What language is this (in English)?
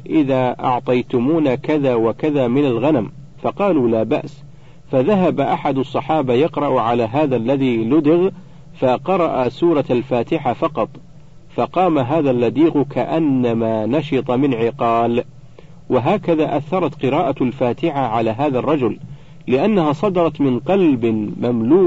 Arabic